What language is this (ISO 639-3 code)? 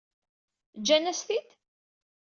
kab